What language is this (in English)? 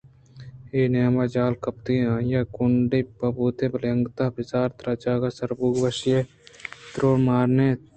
Eastern Balochi